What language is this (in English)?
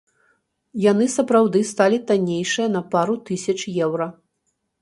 Belarusian